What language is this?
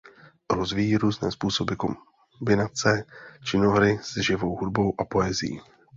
Czech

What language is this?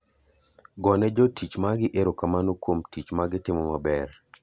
Luo (Kenya and Tanzania)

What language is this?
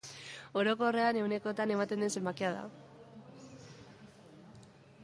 Basque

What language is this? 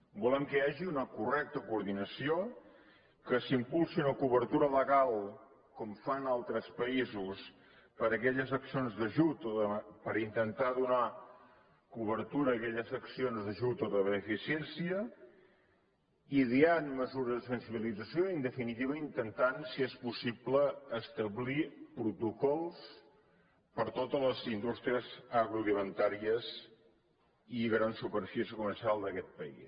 Catalan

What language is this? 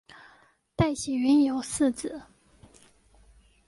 Chinese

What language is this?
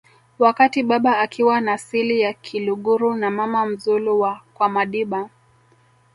Swahili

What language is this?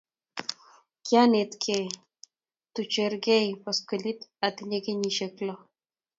Kalenjin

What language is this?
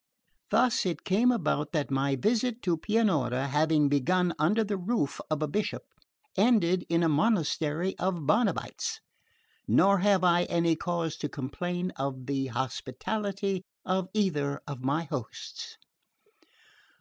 English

